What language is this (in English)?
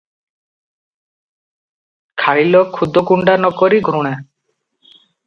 Odia